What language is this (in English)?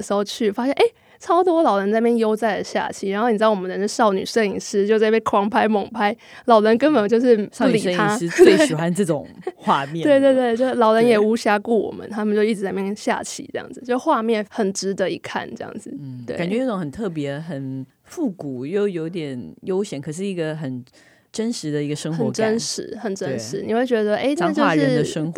Chinese